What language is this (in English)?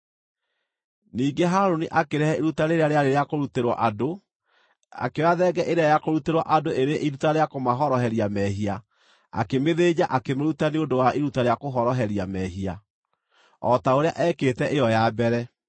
Kikuyu